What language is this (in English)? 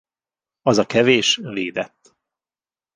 Hungarian